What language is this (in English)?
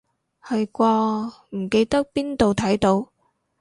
Cantonese